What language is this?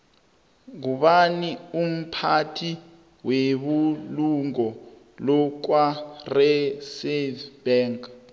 South Ndebele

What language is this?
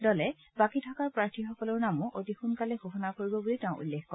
Assamese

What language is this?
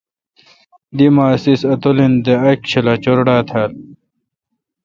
Kalkoti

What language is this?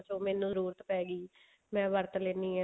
Punjabi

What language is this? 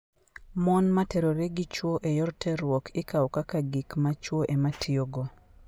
Luo (Kenya and Tanzania)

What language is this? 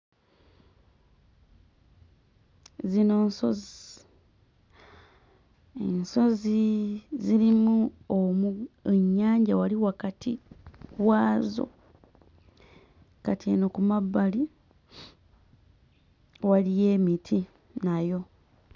Ganda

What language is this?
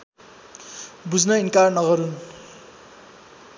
Nepali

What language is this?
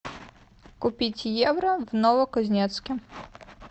Russian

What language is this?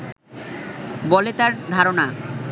Bangla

